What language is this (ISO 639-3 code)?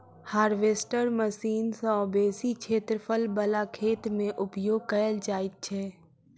mai